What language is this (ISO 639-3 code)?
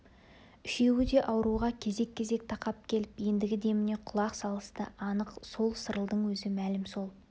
kaz